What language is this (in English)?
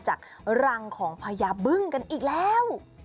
Thai